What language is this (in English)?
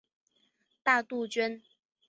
Chinese